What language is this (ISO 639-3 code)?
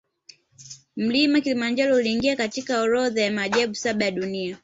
swa